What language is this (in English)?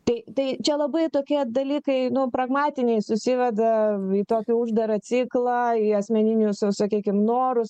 Lithuanian